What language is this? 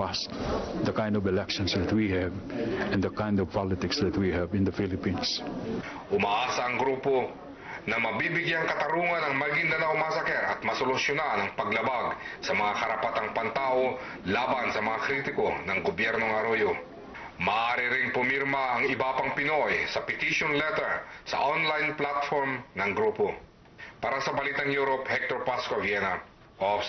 Filipino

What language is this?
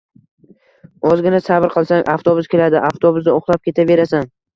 Uzbek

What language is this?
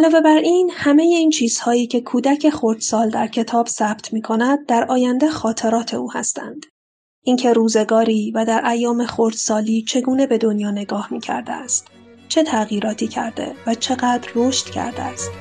Persian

